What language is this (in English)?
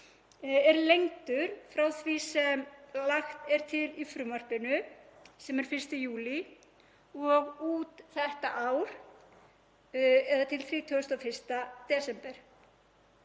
Icelandic